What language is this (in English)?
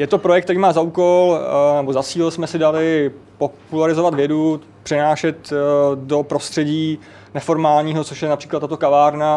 Czech